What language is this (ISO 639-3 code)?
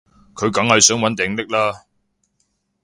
yue